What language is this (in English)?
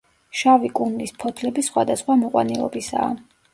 Georgian